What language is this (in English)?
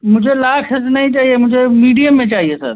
Hindi